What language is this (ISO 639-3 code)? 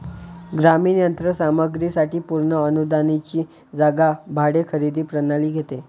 mar